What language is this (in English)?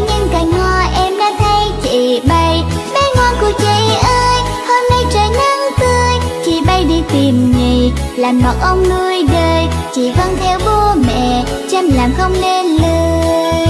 Vietnamese